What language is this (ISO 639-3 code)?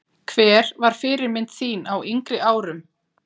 isl